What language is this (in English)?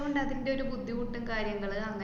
Malayalam